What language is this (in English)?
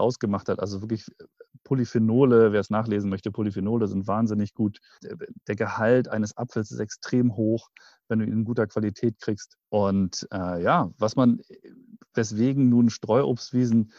German